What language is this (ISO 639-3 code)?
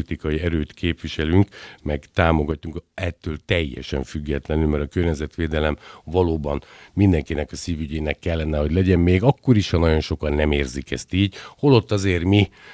hun